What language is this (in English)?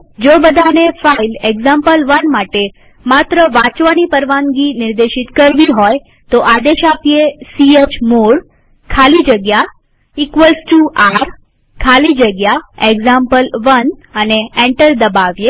Gujarati